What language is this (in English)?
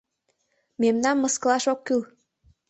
Mari